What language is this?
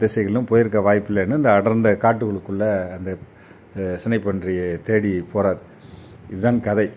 Tamil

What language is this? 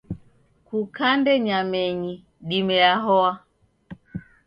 Taita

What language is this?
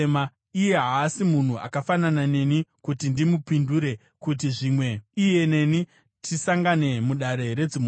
Shona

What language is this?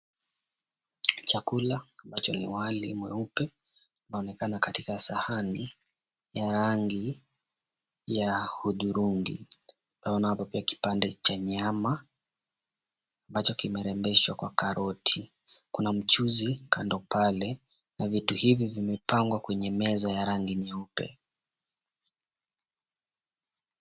Swahili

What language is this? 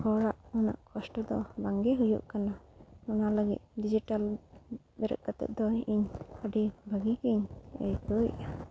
Santali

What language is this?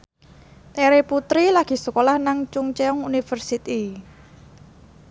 Javanese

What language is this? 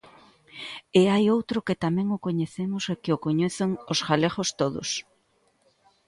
Galician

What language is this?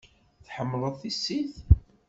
Kabyle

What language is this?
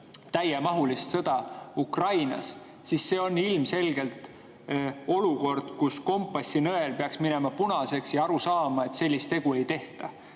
Estonian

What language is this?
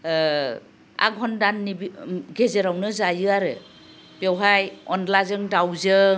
Bodo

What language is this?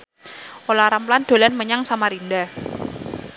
Javanese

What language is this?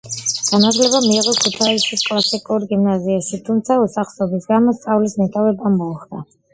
Georgian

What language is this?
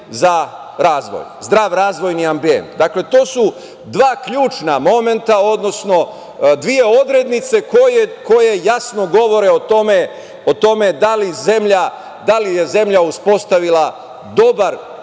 Serbian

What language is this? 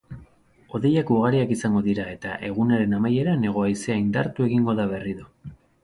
Basque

